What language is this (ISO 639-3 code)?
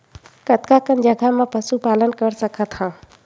hne